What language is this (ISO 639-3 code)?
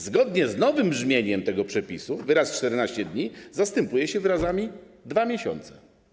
pol